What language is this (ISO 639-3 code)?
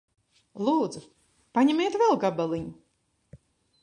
lav